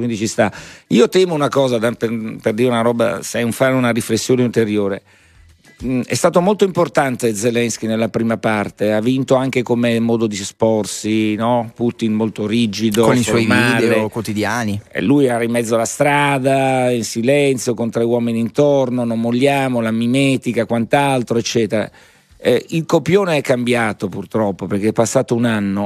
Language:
Italian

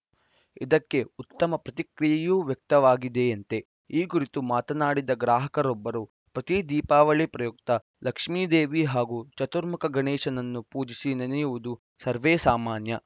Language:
Kannada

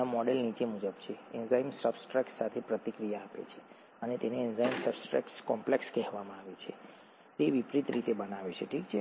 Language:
Gujarati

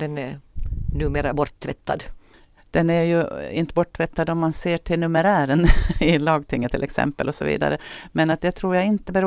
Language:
Swedish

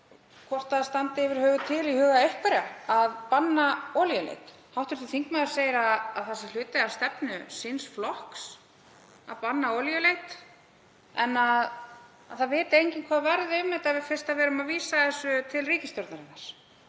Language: Icelandic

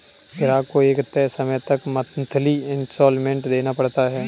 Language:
Hindi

